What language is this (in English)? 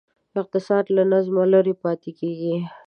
Pashto